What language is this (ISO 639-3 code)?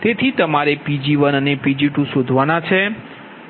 guj